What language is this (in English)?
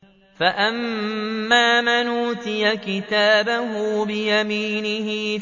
Arabic